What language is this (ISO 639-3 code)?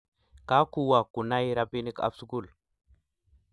kln